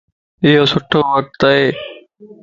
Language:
Lasi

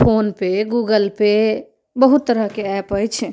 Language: Maithili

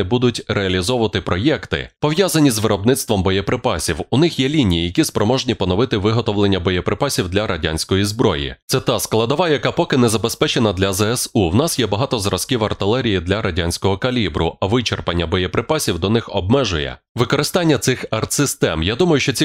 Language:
Ukrainian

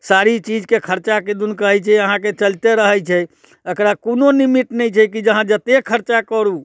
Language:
Maithili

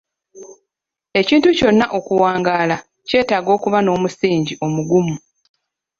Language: Ganda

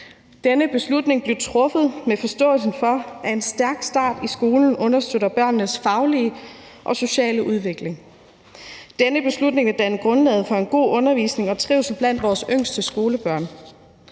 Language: Danish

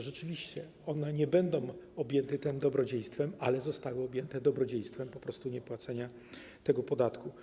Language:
Polish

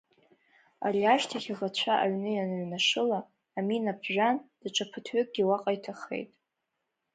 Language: Abkhazian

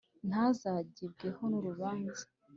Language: Kinyarwanda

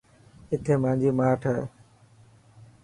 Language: Dhatki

